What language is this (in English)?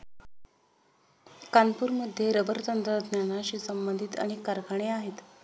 Marathi